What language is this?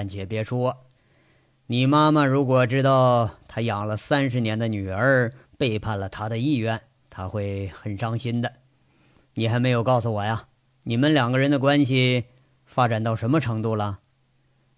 Chinese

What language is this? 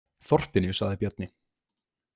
Icelandic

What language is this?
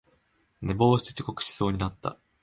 Japanese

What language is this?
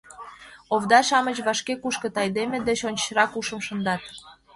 Mari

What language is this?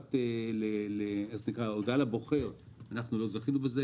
Hebrew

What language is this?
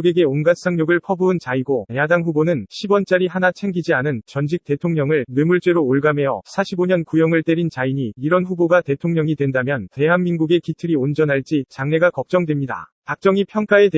Korean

